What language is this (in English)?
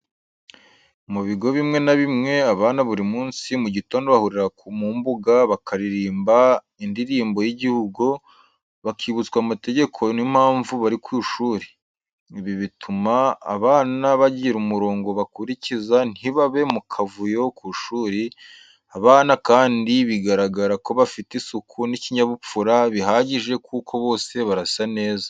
Kinyarwanda